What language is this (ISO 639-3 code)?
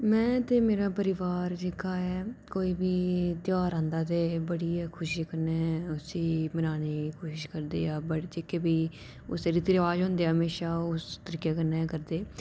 doi